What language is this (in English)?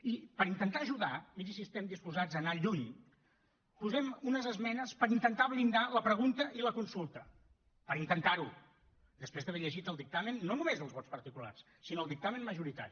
Catalan